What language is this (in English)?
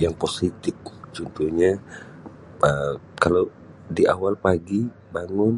Sabah Malay